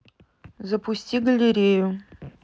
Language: Russian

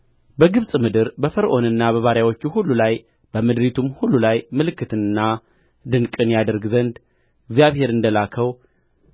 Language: Amharic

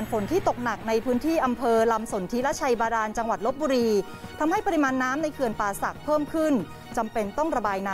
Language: Thai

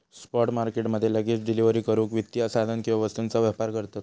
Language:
Marathi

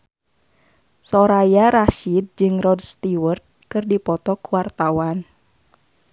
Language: Sundanese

